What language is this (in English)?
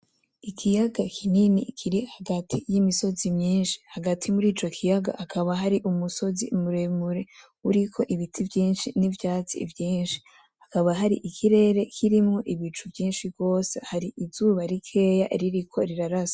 Rundi